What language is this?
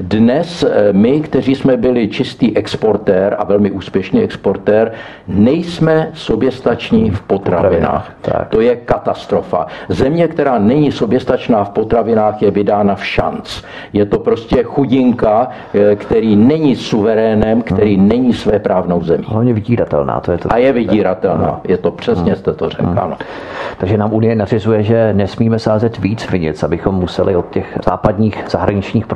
Czech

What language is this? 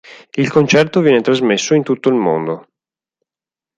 Italian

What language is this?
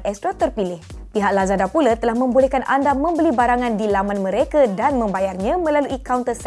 Malay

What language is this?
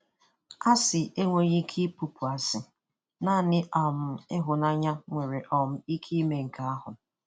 Igbo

